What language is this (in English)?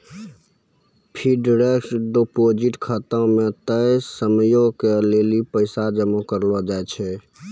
Maithili